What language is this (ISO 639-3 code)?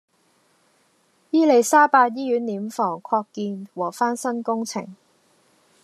yue